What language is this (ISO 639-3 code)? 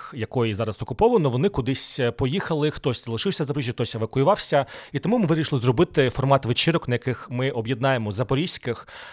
ukr